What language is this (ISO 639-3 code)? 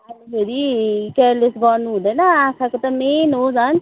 nep